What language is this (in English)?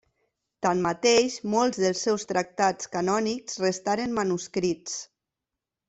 Catalan